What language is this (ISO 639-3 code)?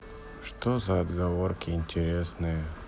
rus